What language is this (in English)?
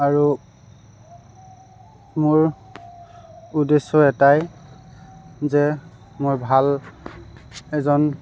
Assamese